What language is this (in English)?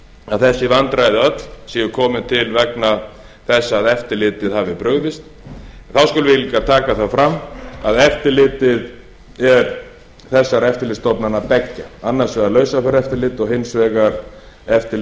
Icelandic